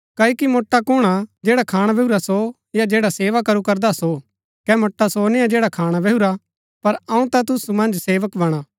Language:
Gaddi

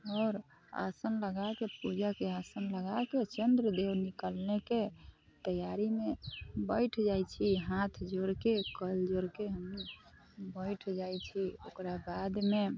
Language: Maithili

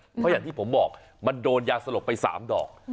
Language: Thai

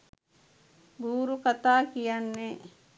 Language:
Sinhala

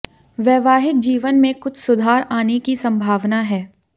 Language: Hindi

